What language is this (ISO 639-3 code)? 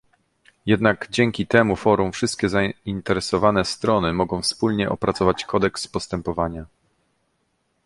pol